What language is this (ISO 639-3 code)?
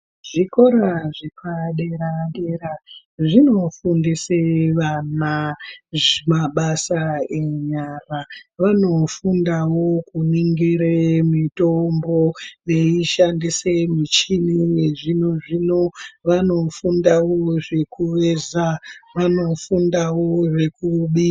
ndc